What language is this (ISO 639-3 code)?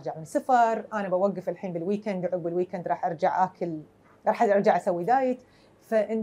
ara